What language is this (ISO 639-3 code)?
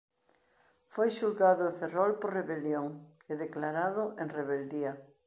glg